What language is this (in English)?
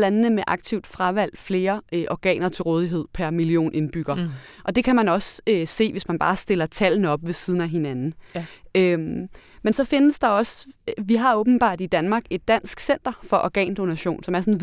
Danish